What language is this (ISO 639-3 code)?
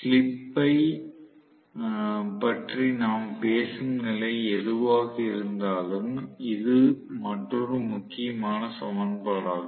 tam